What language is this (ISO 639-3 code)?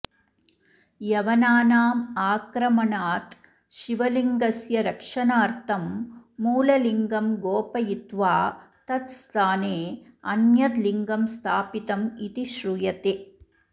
san